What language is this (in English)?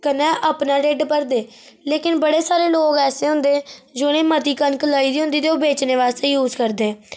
Dogri